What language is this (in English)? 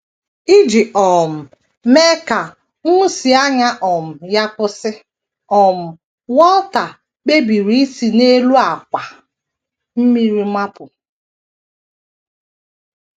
Igbo